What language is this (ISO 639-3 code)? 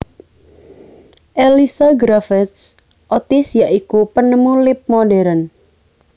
jav